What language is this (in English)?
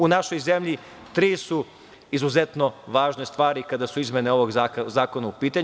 Serbian